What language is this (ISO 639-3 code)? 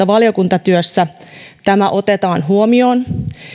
fin